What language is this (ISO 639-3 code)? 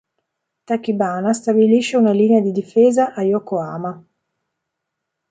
ita